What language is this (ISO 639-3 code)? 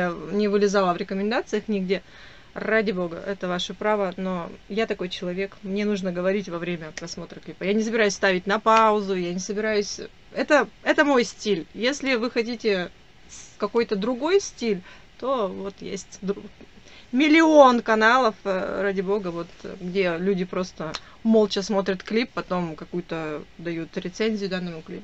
rus